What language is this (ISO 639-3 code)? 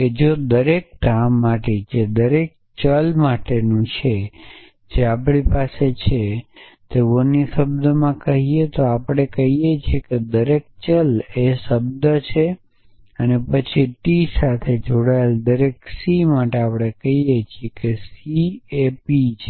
guj